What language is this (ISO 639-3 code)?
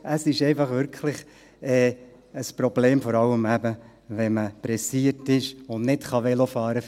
gsw